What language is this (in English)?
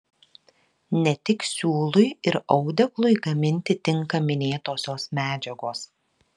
Lithuanian